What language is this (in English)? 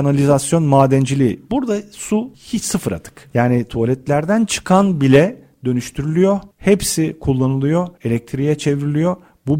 Turkish